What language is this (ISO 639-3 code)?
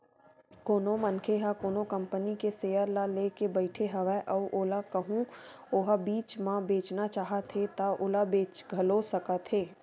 hne